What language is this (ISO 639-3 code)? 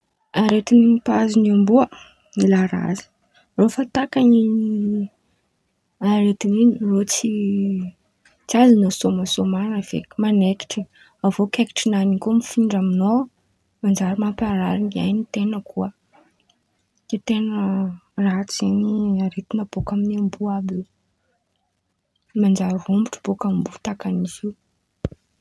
xmv